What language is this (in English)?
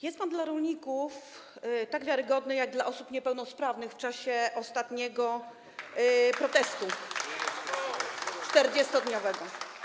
Polish